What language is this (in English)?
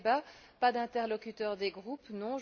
French